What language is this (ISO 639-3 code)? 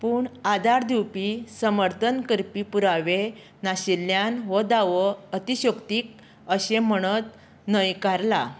kok